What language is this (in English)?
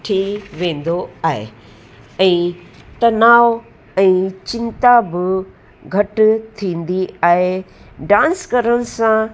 Sindhi